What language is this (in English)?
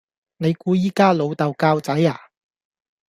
Cantonese